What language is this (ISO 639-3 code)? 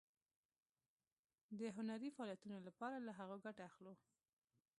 pus